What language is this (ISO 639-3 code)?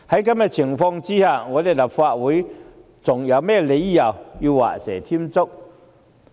yue